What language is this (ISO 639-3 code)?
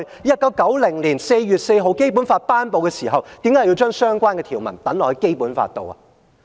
yue